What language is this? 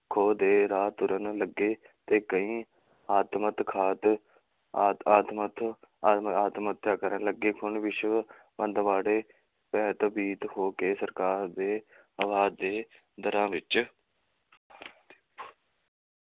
Punjabi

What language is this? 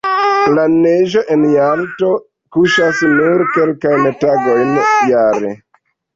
Esperanto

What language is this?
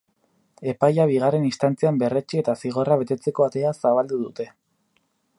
Basque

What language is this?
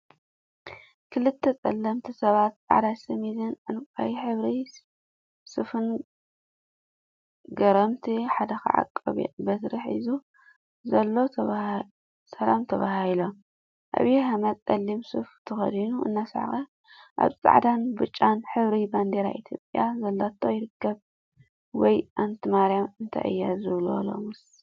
Tigrinya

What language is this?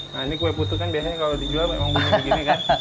Indonesian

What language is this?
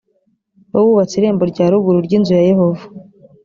Kinyarwanda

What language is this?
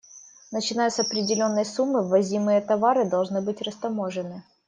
Russian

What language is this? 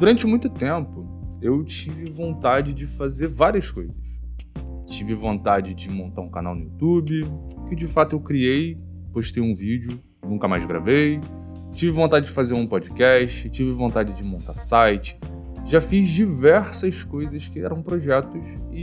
Portuguese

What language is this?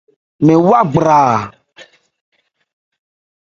Ebrié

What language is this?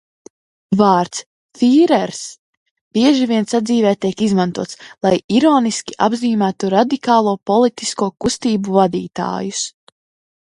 Latvian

